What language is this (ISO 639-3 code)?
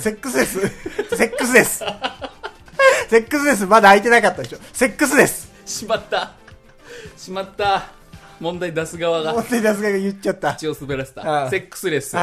jpn